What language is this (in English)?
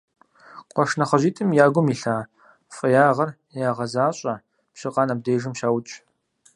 Kabardian